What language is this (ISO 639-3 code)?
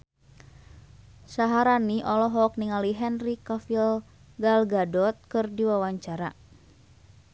sun